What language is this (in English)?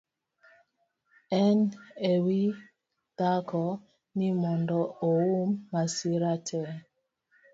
Luo (Kenya and Tanzania)